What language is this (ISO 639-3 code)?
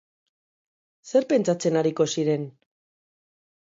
eus